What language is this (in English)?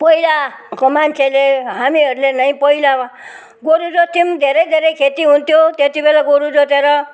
Nepali